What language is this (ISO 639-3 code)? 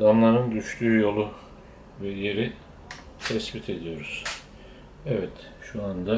tur